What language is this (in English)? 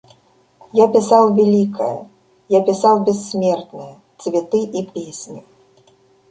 Russian